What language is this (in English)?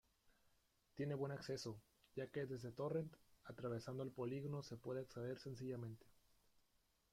Spanish